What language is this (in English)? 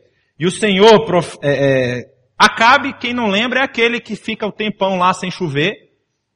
Portuguese